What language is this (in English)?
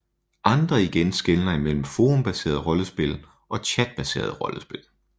Danish